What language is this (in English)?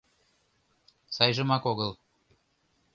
Mari